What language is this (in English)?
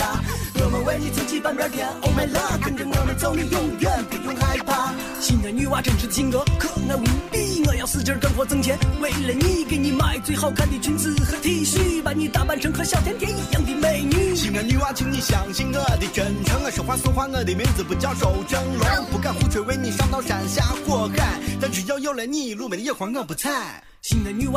Chinese